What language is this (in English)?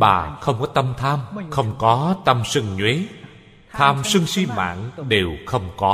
Vietnamese